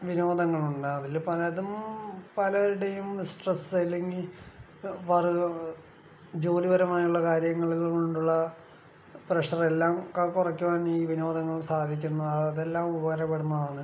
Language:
Malayalam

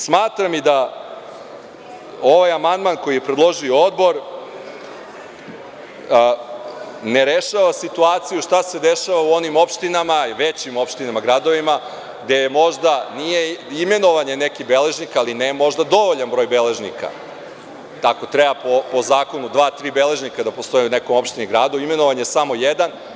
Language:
Serbian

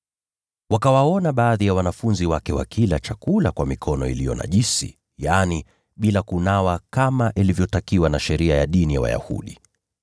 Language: Swahili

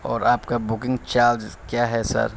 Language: Urdu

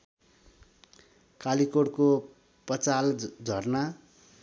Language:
Nepali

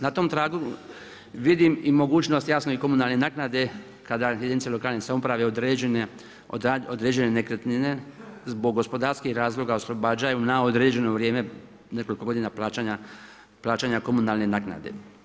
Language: Croatian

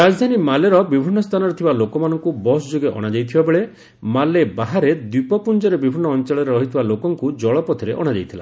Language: Odia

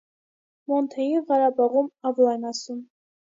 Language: Armenian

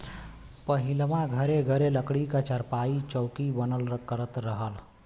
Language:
Bhojpuri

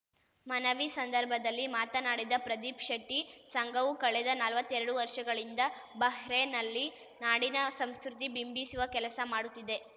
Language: Kannada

